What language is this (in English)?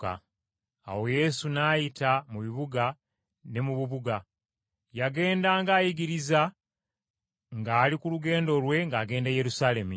Ganda